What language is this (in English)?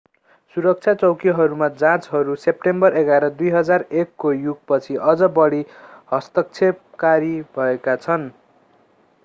Nepali